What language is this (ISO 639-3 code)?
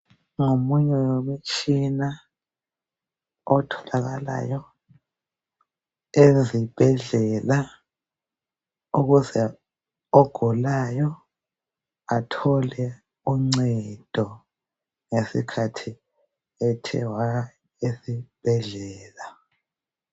nde